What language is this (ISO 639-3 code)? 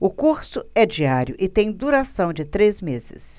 por